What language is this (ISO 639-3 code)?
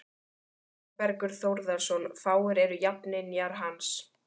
isl